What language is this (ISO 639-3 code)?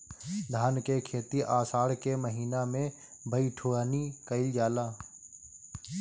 bho